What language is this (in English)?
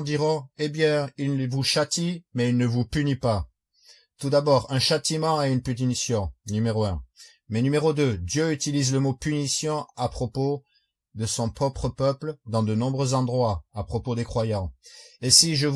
French